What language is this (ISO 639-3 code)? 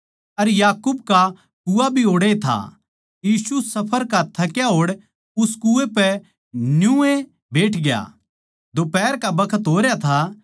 bgc